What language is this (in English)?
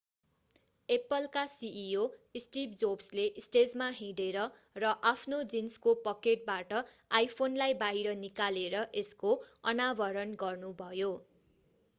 Nepali